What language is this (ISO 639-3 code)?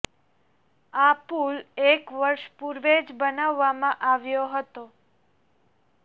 guj